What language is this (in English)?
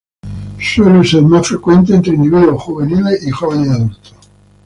Spanish